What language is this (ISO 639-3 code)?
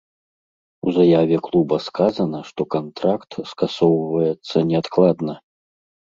bel